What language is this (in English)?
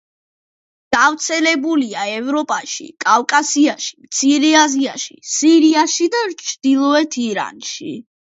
Georgian